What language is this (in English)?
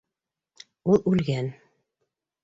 Bashkir